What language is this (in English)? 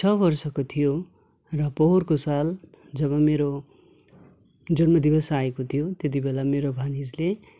Nepali